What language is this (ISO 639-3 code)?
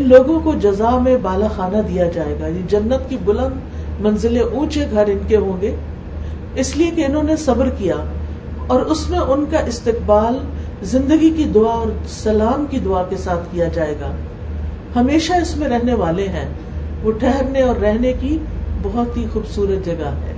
urd